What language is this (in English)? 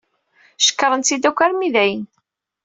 Kabyle